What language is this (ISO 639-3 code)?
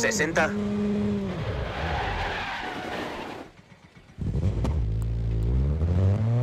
spa